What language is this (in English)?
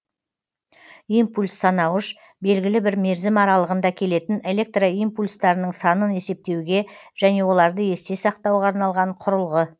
Kazakh